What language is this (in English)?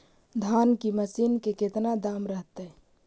Magahi